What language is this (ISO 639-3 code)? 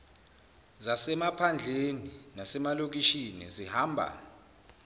zul